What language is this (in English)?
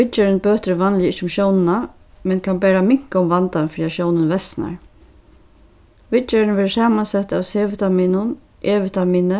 Faroese